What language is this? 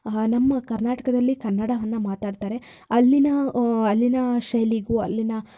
Kannada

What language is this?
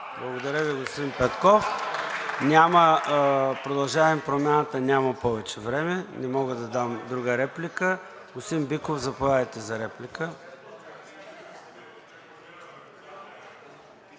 Bulgarian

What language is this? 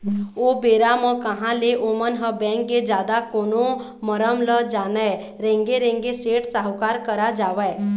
Chhattisgarhi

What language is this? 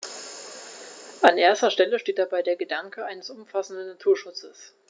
German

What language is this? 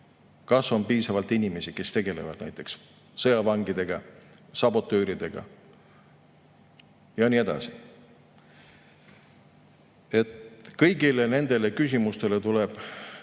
Estonian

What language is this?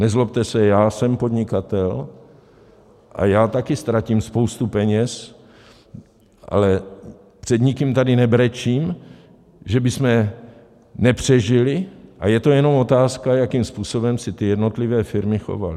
Czech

